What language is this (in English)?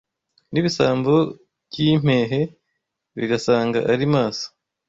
Kinyarwanda